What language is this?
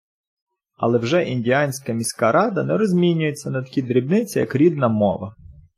Ukrainian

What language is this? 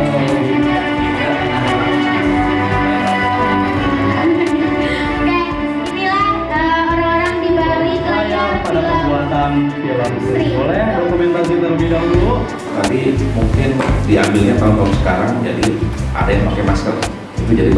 Indonesian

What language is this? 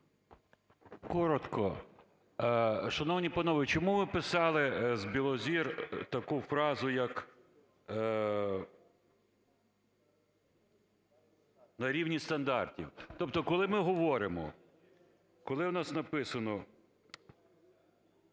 Ukrainian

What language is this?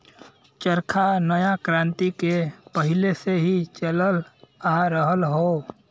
Bhojpuri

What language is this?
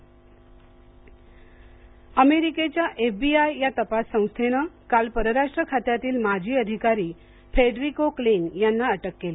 Marathi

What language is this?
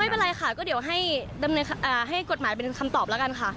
Thai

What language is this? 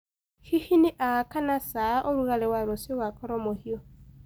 Kikuyu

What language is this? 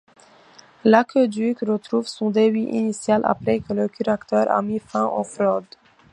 French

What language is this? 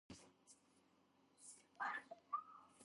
Georgian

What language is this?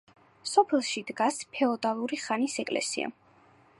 Georgian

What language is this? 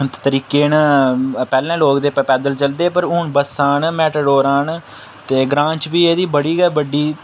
Dogri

